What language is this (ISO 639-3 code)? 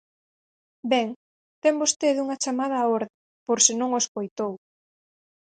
glg